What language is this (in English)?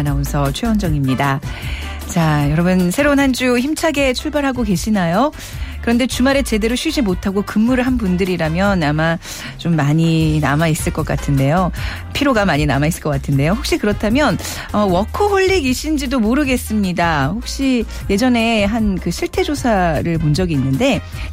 Korean